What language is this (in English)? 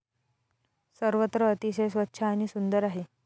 Marathi